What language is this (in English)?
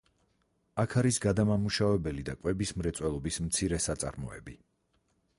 Georgian